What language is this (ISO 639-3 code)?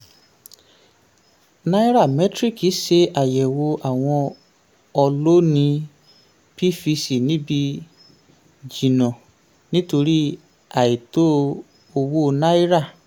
yor